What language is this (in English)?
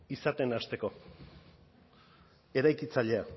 Basque